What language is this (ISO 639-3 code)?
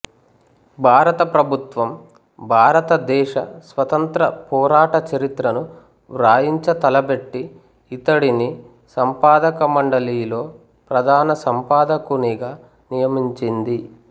tel